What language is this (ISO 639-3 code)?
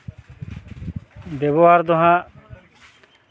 sat